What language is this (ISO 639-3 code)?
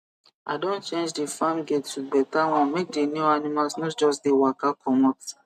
pcm